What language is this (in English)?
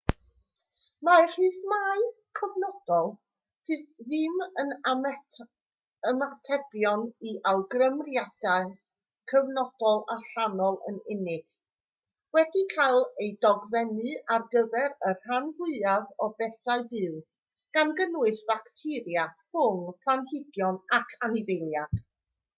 Welsh